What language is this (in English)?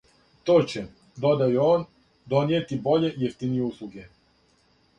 Serbian